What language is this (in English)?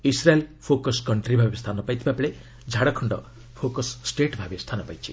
Odia